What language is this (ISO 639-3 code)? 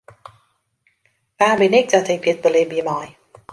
fry